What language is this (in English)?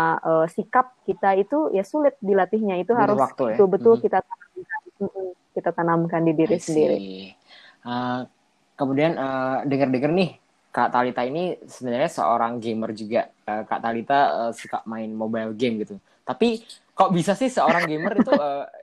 Indonesian